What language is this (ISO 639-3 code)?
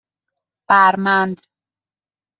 fas